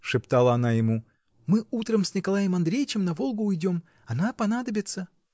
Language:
Russian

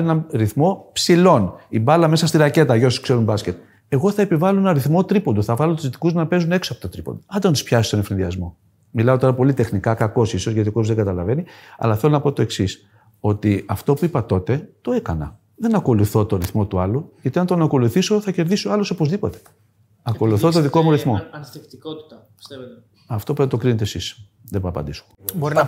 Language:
Greek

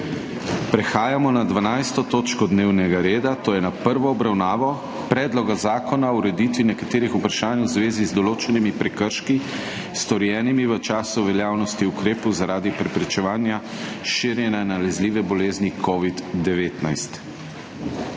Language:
Slovenian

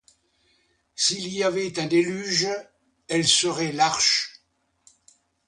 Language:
French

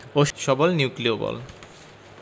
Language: Bangla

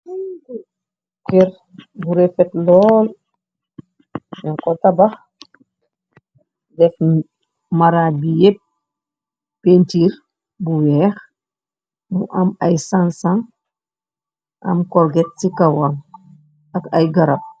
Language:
Wolof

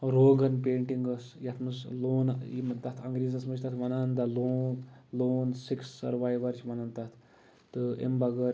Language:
Kashmiri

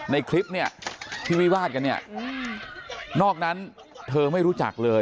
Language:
Thai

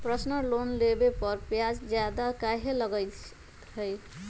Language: Magahi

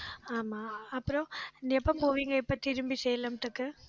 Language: Tamil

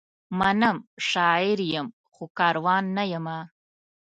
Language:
Pashto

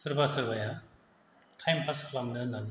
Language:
Bodo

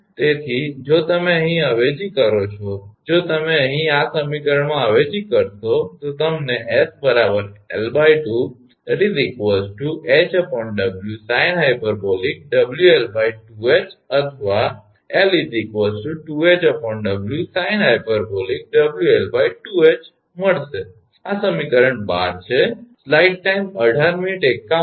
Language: Gujarati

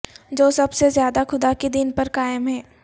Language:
Urdu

